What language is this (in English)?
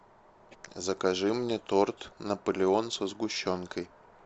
Russian